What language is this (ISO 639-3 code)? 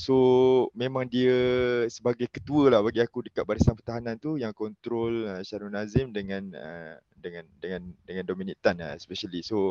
msa